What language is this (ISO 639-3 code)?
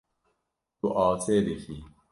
kur